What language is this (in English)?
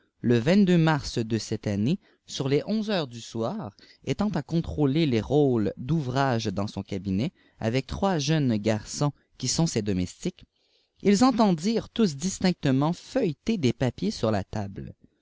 French